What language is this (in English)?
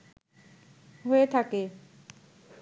Bangla